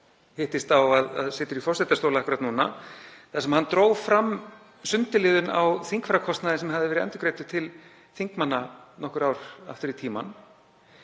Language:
Icelandic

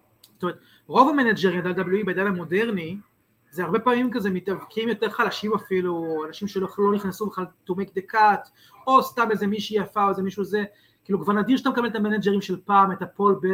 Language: Hebrew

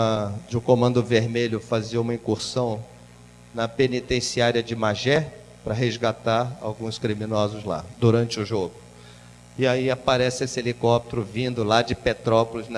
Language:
Portuguese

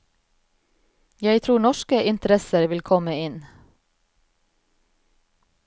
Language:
Norwegian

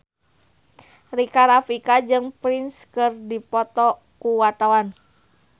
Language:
Sundanese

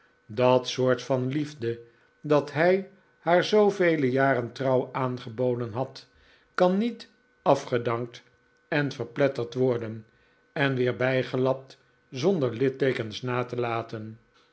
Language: Dutch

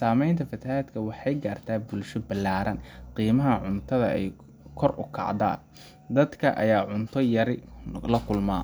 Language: Somali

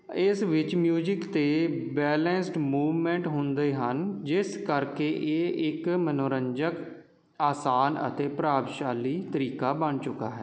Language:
Punjabi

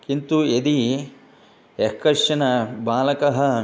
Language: Sanskrit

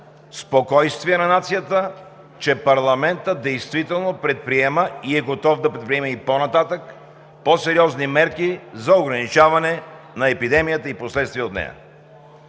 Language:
Bulgarian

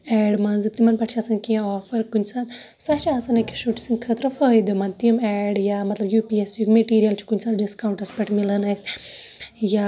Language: Kashmiri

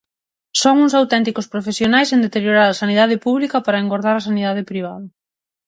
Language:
Galician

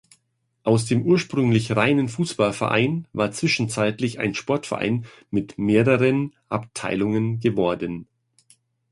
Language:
German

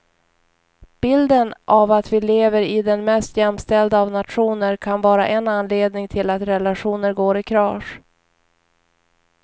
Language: Swedish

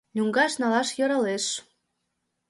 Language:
Mari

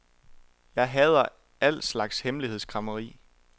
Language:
Danish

